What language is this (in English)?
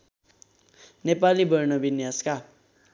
Nepali